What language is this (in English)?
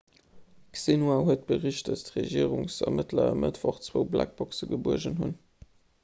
Luxembourgish